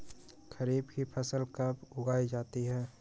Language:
Magahi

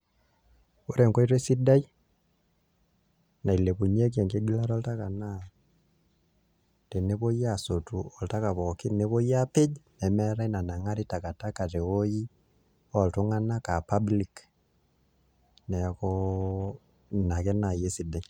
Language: Masai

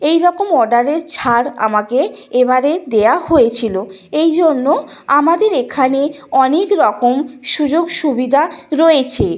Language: Bangla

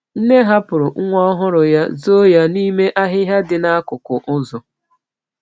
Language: Igbo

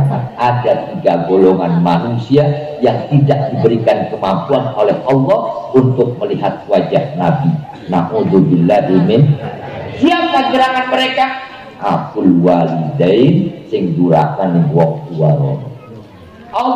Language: Indonesian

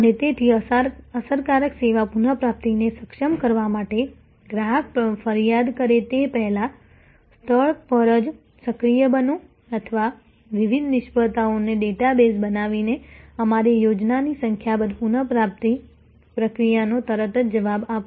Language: Gujarati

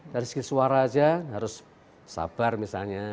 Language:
Indonesian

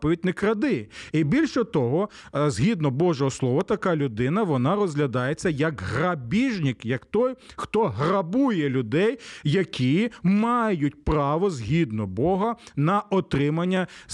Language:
Ukrainian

